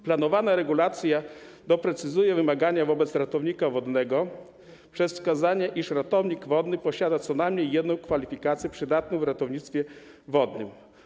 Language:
Polish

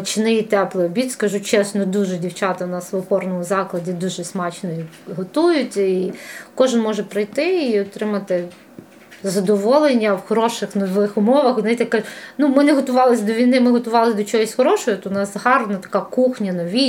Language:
Ukrainian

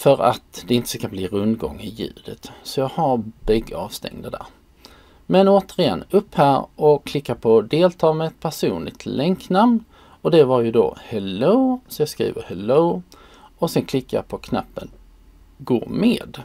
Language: Swedish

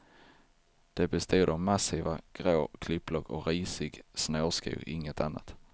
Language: Swedish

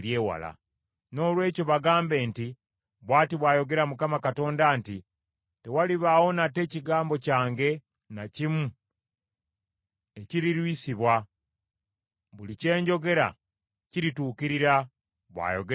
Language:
Ganda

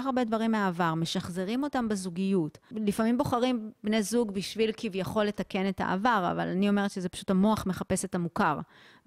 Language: Hebrew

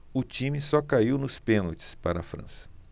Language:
Portuguese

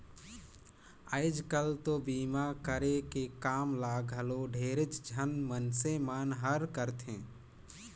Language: Chhattisgarhi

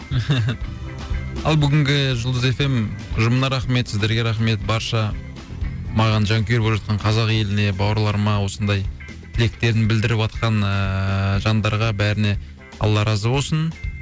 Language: Kazakh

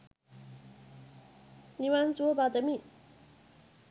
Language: Sinhala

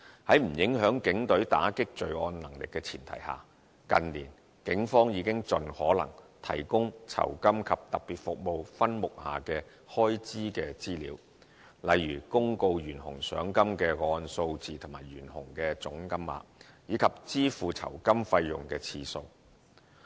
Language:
Cantonese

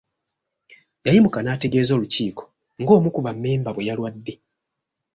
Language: Ganda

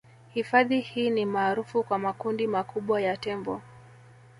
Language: Swahili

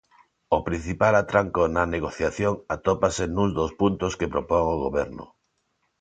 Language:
Galician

